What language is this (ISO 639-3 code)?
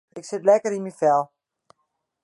fry